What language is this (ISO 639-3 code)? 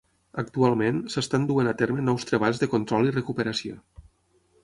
cat